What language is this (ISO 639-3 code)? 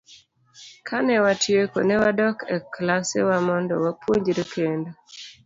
luo